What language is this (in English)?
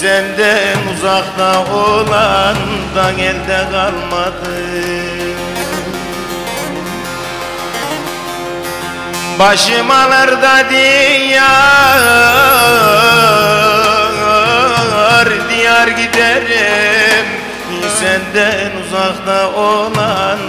Turkish